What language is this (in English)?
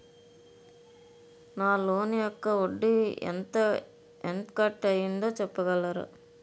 Telugu